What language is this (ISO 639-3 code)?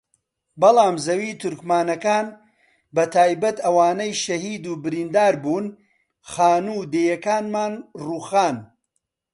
ckb